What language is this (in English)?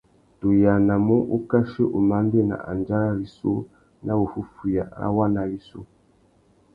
Tuki